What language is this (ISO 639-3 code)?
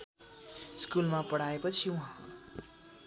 nep